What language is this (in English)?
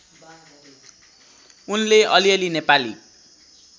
Nepali